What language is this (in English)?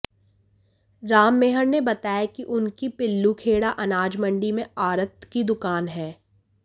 Hindi